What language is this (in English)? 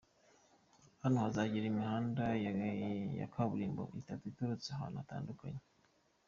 Kinyarwanda